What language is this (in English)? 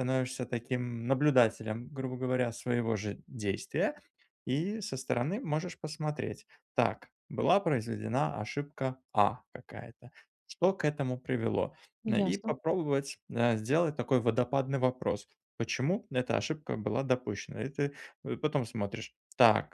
Russian